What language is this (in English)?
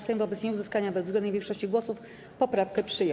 Polish